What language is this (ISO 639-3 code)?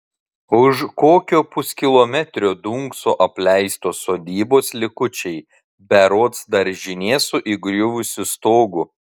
lit